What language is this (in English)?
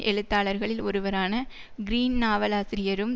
Tamil